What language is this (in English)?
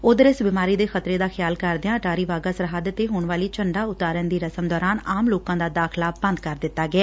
Punjabi